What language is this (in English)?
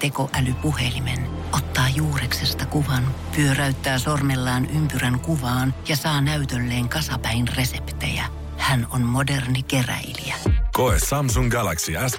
Finnish